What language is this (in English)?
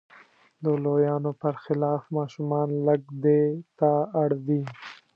Pashto